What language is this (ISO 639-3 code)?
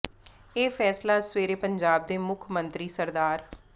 pan